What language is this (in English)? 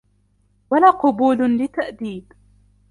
Arabic